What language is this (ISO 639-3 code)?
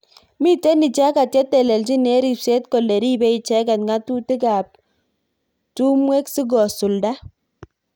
kln